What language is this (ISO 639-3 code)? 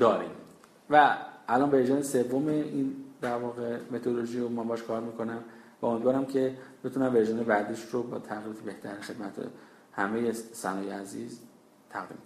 fas